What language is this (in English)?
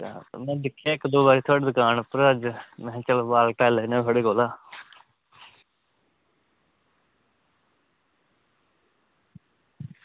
Dogri